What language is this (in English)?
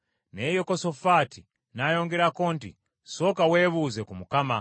Ganda